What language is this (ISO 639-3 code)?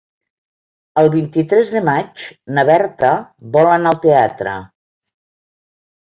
cat